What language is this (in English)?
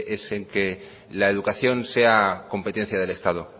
Spanish